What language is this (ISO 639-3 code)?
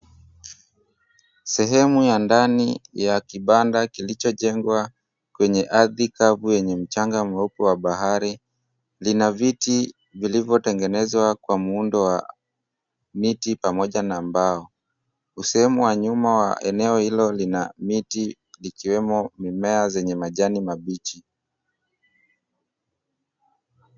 swa